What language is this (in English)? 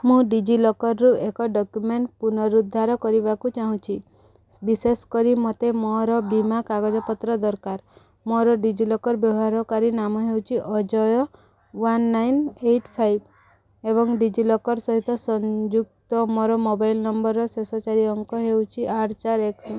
Odia